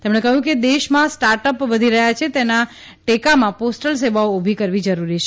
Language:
Gujarati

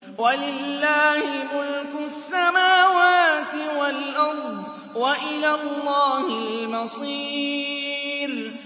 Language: Arabic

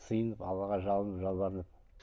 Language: Kazakh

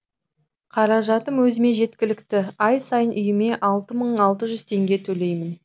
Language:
Kazakh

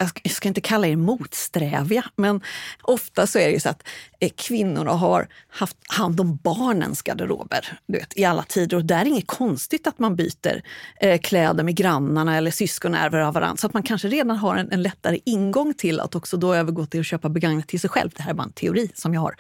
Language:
Swedish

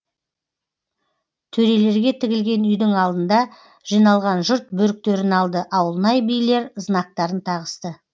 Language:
Kazakh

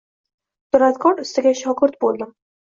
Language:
Uzbek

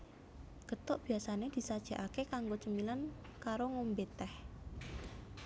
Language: Javanese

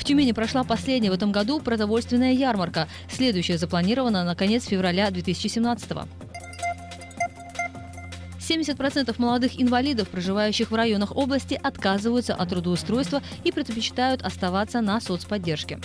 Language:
Russian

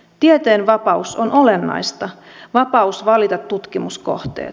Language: Finnish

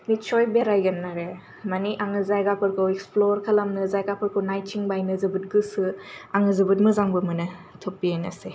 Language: Bodo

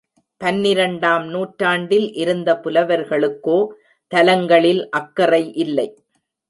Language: Tamil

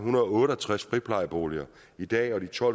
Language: Danish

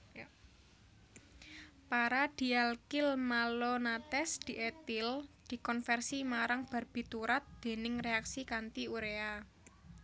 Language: Javanese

